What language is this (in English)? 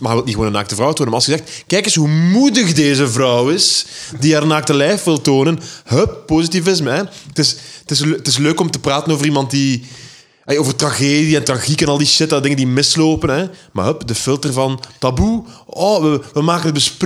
Dutch